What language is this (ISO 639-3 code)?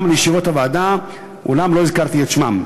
heb